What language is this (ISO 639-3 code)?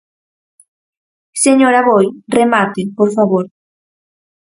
glg